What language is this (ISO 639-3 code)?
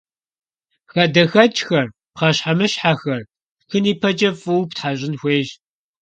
kbd